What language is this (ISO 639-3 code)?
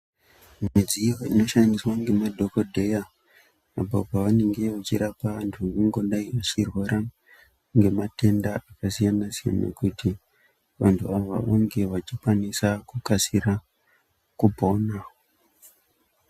ndc